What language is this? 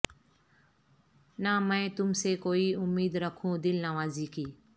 Urdu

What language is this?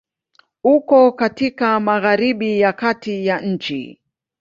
Swahili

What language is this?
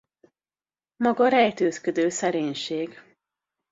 Hungarian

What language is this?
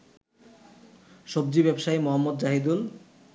Bangla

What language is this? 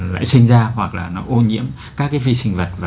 Vietnamese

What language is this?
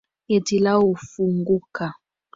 Swahili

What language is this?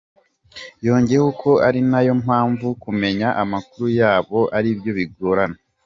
Kinyarwanda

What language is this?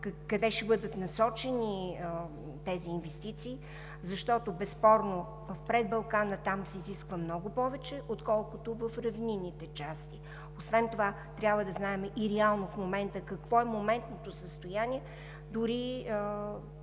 Bulgarian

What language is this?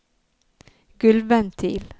Norwegian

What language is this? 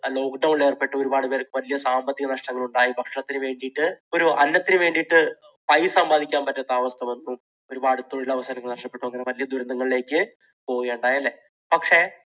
Malayalam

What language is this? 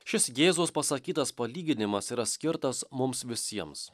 Lithuanian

